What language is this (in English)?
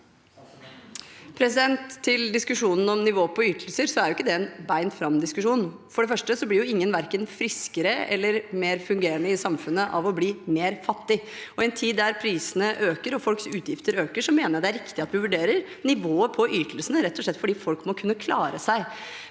Norwegian